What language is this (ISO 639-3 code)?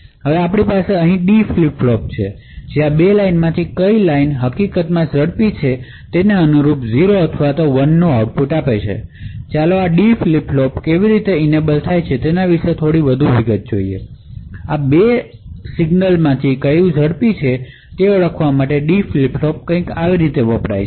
guj